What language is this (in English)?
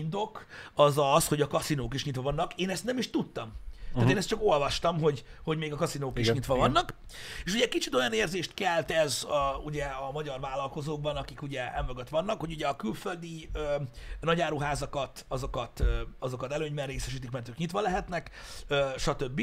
Hungarian